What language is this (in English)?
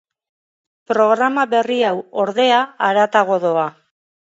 Basque